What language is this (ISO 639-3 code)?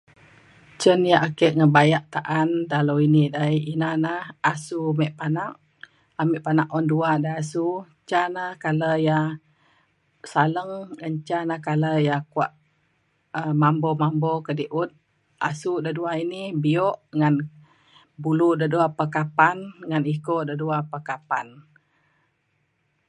xkl